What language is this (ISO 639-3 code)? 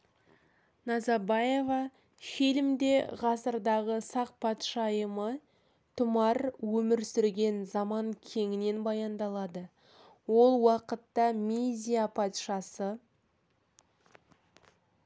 kaz